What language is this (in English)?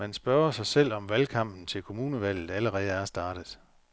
Danish